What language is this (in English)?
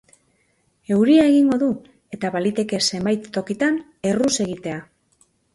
Basque